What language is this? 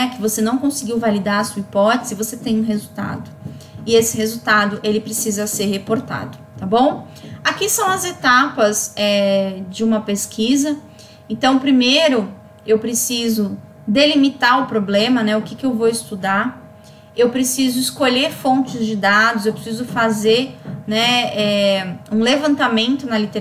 Portuguese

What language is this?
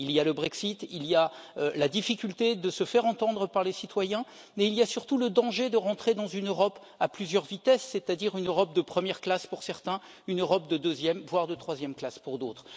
French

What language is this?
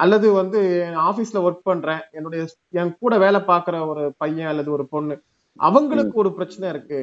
Tamil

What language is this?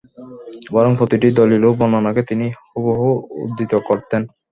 Bangla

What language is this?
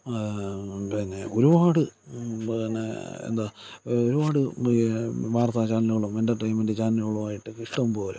Malayalam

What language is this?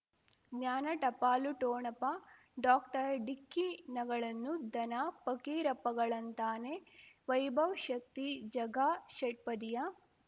Kannada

